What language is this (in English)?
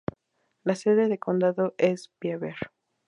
Spanish